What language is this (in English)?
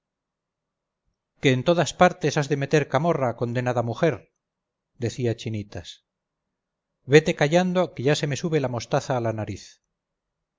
Spanish